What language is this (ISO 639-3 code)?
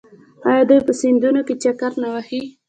pus